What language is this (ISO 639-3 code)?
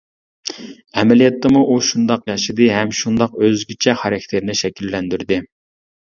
uig